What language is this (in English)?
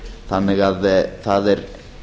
Icelandic